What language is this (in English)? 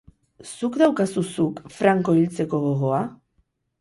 Basque